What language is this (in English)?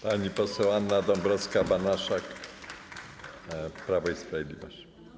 Polish